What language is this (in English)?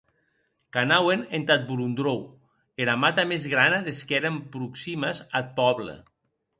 Occitan